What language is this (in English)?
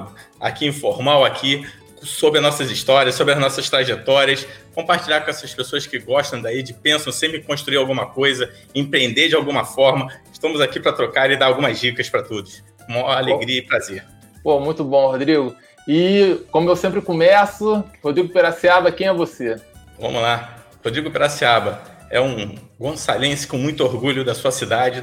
Portuguese